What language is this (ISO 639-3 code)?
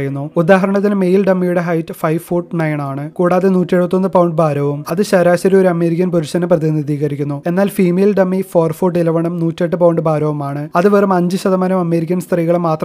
mal